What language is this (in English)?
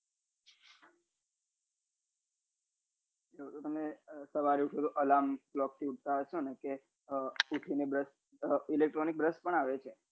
Gujarati